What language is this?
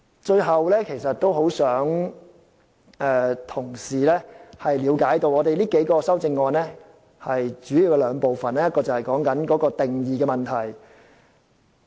Cantonese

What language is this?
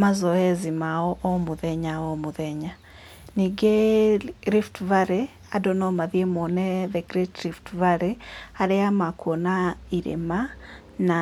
Kikuyu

